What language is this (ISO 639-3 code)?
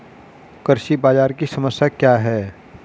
hin